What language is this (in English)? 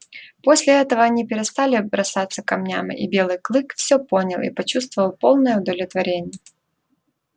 Russian